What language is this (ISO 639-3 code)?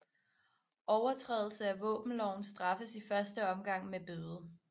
dan